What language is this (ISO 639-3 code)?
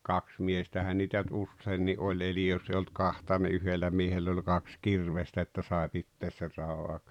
fin